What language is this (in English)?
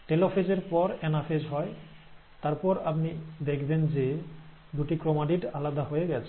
Bangla